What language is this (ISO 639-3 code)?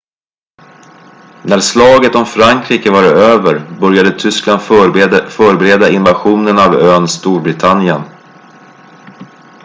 swe